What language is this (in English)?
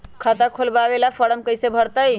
Magahi